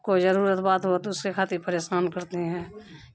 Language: Urdu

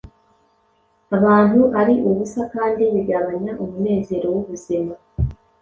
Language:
Kinyarwanda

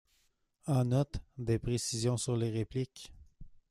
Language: French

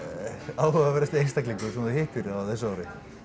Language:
Icelandic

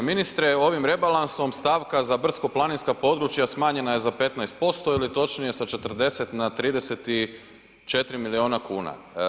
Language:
Croatian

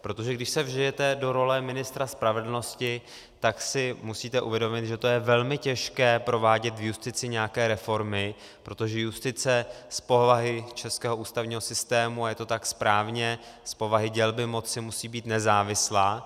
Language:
Czech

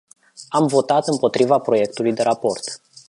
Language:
Romanian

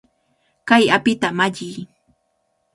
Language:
Cajatambo North Lima Quechua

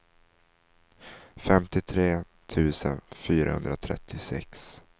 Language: Swedish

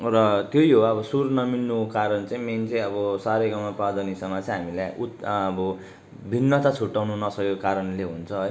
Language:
Nepali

